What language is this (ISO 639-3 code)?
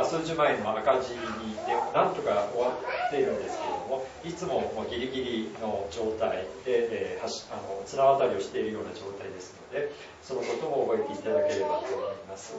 jpn